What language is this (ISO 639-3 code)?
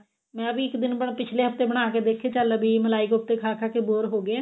pan